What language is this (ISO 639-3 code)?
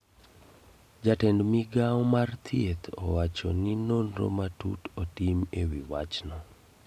luo